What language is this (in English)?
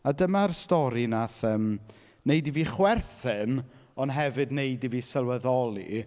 Welsh